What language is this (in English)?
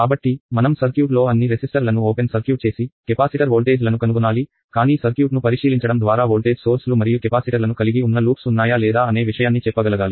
Telugu